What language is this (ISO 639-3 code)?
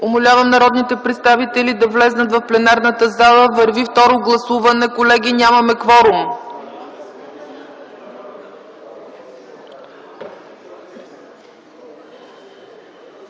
bul